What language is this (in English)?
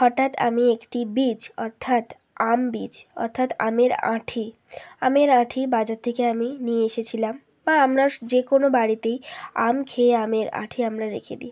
Bangla